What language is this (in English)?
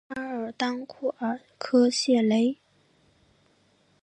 Chinese